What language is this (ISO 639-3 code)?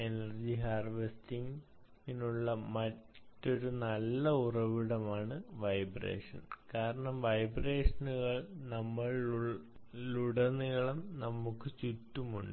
mal